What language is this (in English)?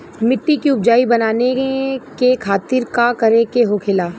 Bhojpuri